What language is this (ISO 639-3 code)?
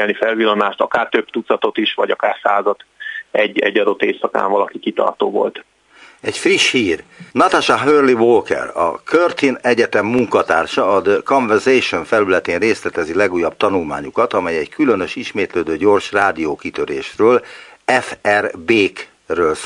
hun